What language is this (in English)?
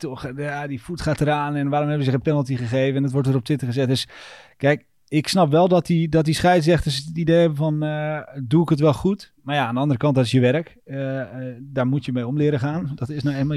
Dutch